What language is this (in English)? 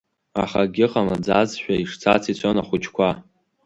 Abkhazian